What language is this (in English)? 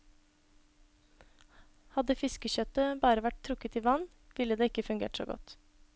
Norwegian